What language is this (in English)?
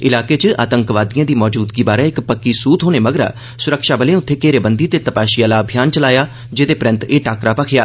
Dogri